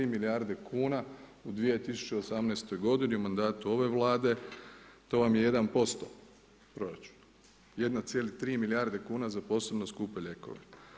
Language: Croatian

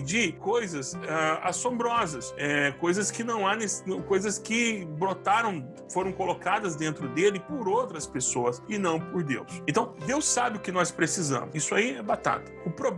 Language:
Portuguese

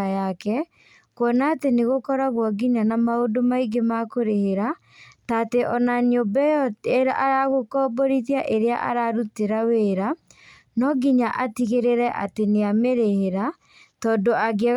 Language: Kikuyu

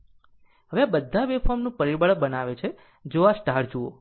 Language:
Gujarati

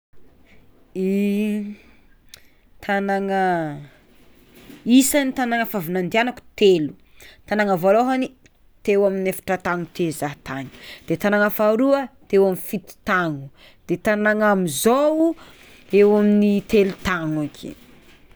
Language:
Tsimihety Malagasy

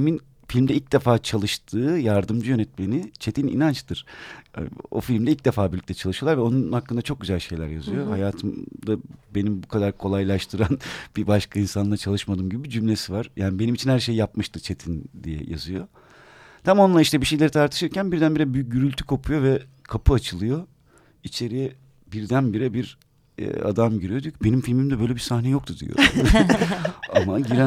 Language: Turkish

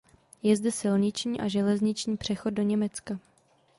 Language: Czech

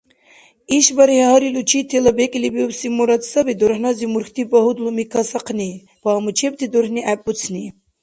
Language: Dargwa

